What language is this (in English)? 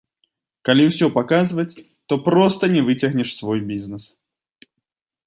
Belarusian